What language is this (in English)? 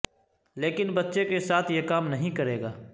Urdu